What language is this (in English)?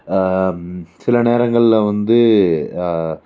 Tamil